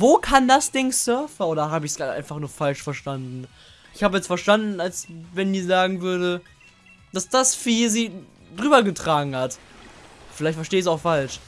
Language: German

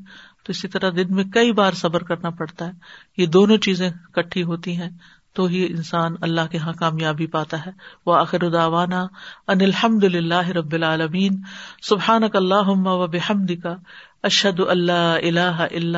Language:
Urdu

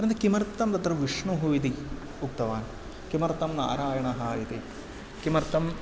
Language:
Sanskrit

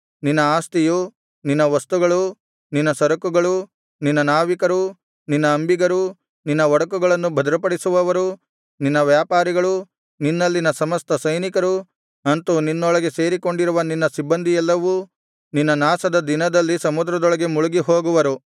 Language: Kannada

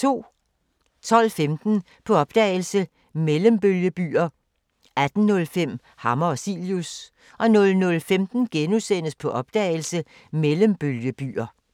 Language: Danish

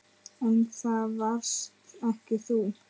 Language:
Icelandic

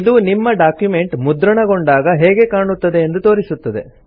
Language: Kannada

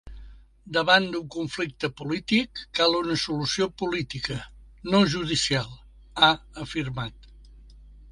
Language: Catalan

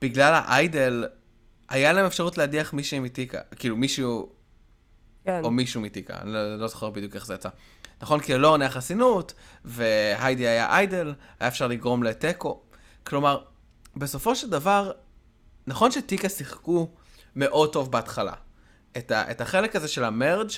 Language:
Hebrew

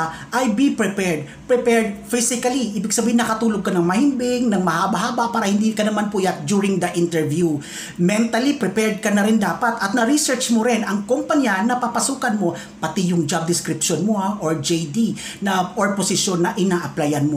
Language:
Filipino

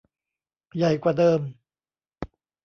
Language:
Thai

